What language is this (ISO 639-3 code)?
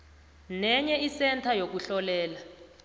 nbl